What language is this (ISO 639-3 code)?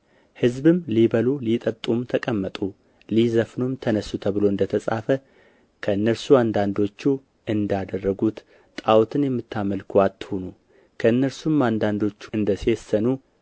amh